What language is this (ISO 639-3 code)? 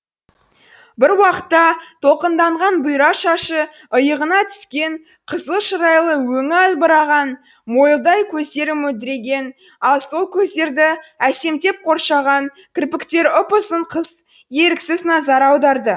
kaz